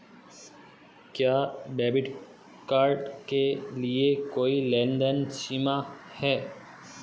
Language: Hindi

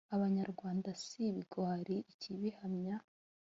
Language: Kinyarwanda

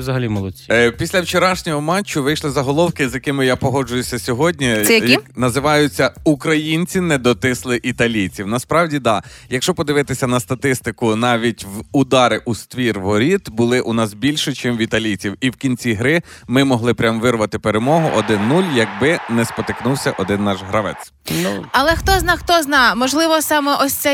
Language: Ukrainian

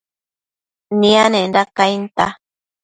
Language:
Matsés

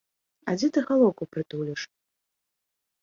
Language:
Belarusian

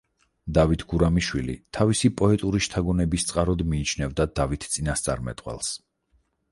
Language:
Georgian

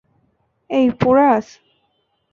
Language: Bangla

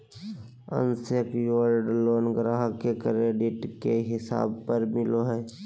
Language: Magahi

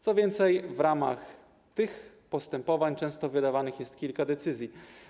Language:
Polish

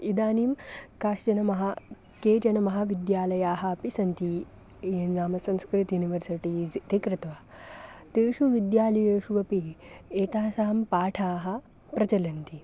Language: Sanskrit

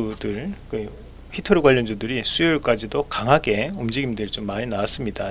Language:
Korean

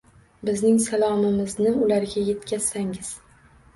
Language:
Uzbek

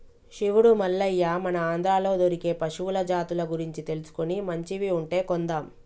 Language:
Telugu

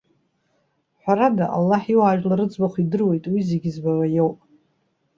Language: Abkhazian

